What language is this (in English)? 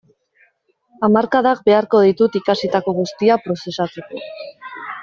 Basque